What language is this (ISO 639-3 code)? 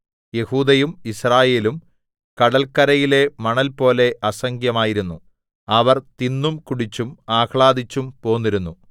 mal